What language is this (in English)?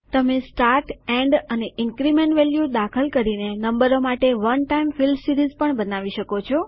Gujarati